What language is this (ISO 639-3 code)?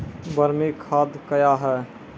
mai